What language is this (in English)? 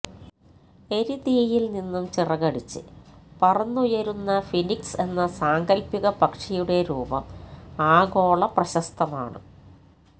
Malayalam